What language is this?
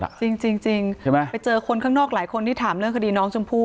Thai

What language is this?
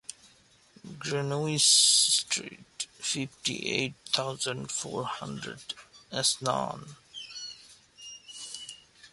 English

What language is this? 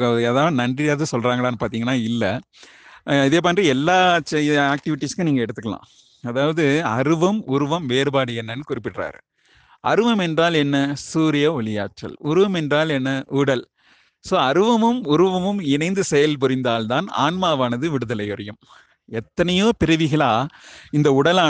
Tamil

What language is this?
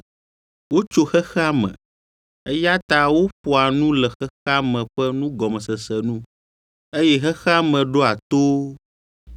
Ewe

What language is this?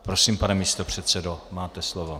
Czech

